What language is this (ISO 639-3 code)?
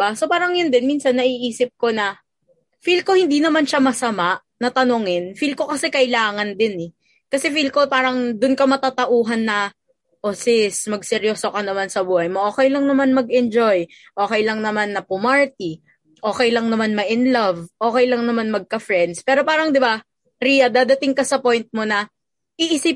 fil